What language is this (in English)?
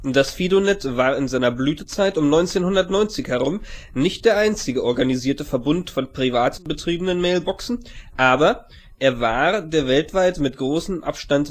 German